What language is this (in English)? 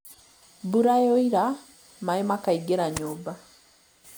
Kikuyu